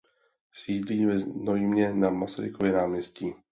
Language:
Czech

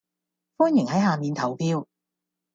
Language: Cantonese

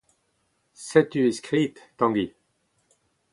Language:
Breton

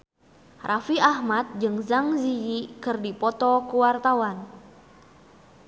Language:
Sundanese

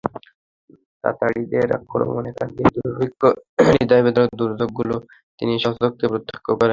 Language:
Bangla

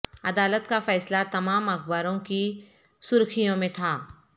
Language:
Urdu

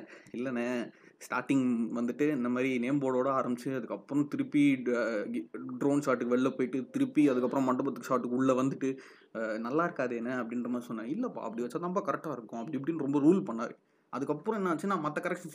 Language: Tamil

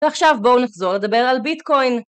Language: Hebrew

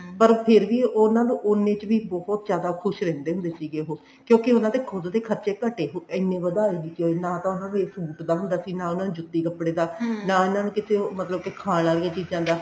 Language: Punjabi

